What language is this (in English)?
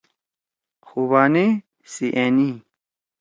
Torwali